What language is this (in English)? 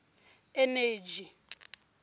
Tsonga